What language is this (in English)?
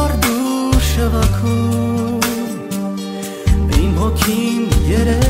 Czech